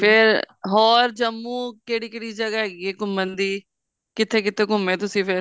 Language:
Punjabi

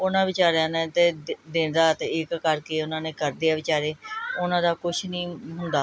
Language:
Punjabi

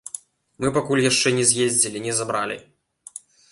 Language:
Belarusian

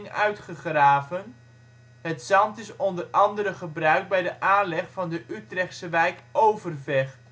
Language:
Dutch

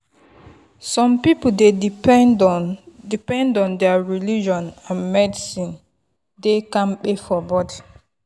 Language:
Nigerian Pidgin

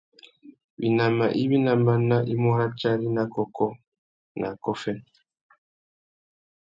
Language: Tuki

